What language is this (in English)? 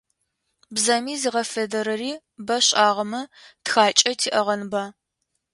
Adyghe